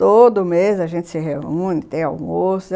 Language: Portuguese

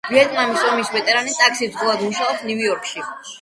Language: Georgian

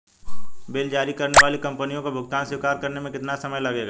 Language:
Hindi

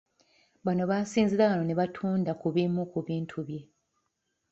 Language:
Ganda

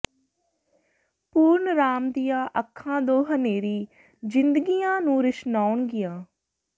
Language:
Punjabi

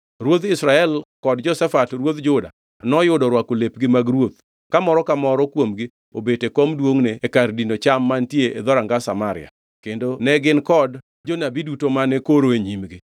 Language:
Luo (Kenya and Tanzania)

